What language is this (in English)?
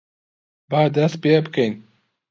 Central Kurdish